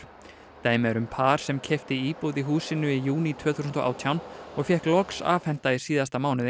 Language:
Icelandic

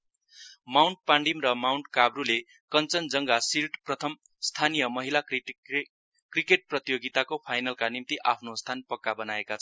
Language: Nepali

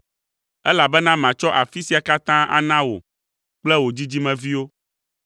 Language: Ewe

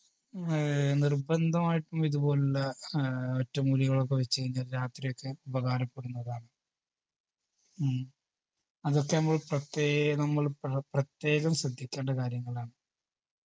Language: Malayalam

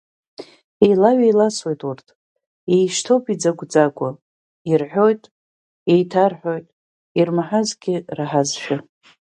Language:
Abkhazian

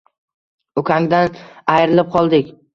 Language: Uzbek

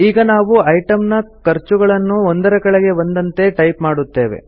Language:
Kannada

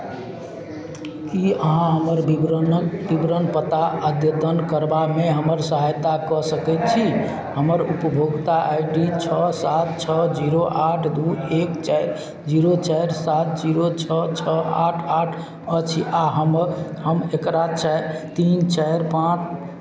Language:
Maithili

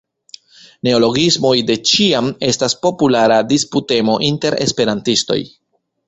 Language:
Esperanto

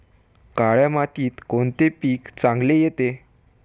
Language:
Marathi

